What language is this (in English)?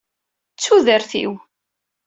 Kabyle